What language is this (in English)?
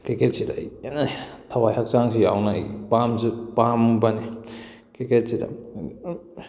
Manipuri